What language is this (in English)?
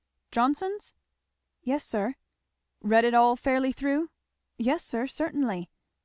English